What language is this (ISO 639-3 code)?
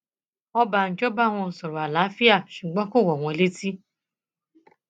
yor